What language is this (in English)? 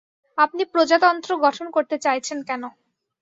Bangla